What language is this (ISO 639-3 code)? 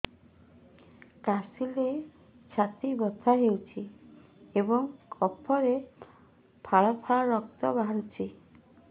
ori